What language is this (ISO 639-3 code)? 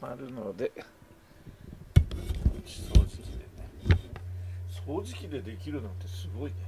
jpn